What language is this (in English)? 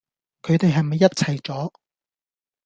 Cantonese